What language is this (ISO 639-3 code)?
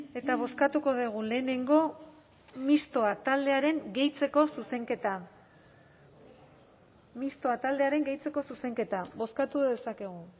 eus